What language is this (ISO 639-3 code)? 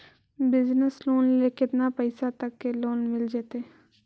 mag